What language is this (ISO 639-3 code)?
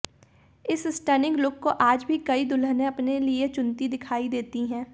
hin